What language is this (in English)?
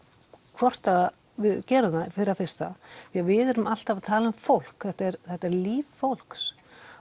Icelandic